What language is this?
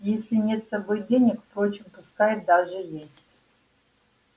Russian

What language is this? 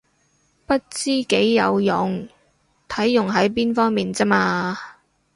Cantonese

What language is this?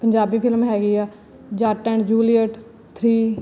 Punjabi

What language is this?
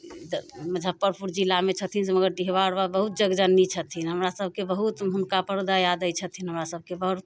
Maithili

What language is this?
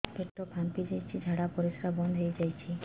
Odia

